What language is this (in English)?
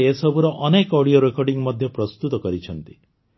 Odia